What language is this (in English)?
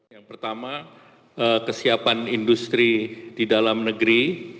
Indonesian